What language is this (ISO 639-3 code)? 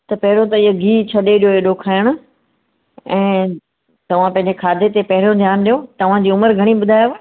snd